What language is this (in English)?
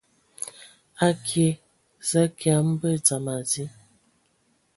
Ewondo